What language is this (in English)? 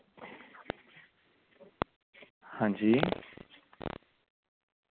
Dogri